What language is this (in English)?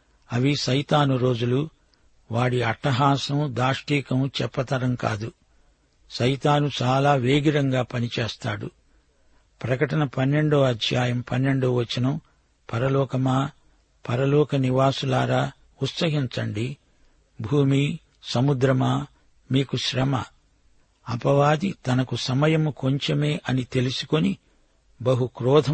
Telugu